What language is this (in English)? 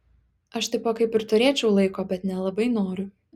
Lithuanian